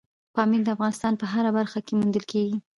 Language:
Pashto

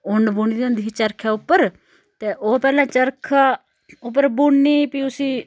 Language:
Dogri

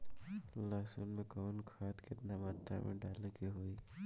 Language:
Bhojpuri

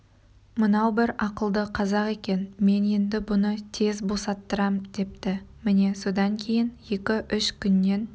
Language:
Kazakh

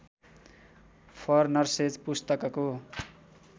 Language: Nepali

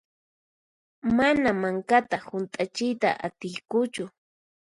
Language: Puno Quechua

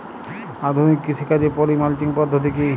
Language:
Bangla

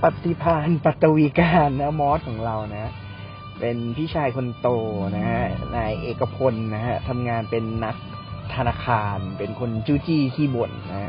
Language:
Thai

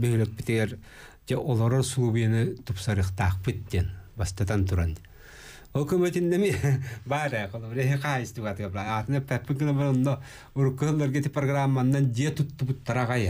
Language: Arabic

